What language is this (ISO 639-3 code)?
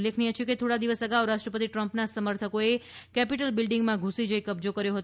guj